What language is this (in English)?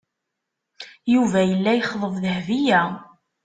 Kabyle